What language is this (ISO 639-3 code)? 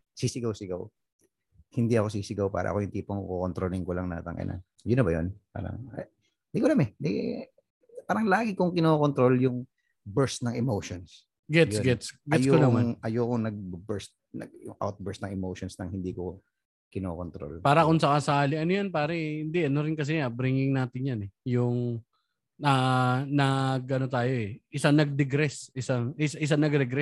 fil